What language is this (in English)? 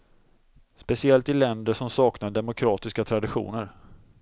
Swedish